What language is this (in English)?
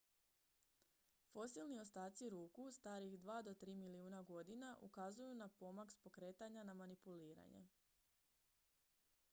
Croatian